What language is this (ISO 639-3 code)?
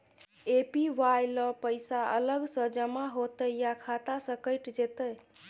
mai